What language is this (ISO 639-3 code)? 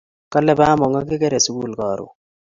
kln